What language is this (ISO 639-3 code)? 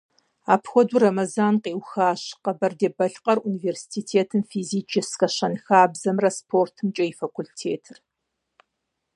kbd